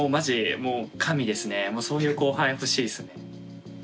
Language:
Japanese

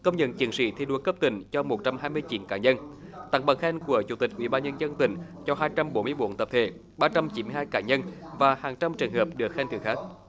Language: Vietnamese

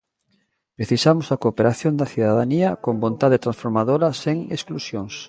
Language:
Galician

